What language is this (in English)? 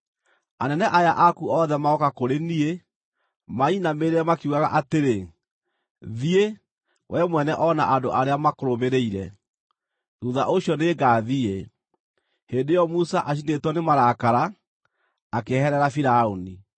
Kikuyu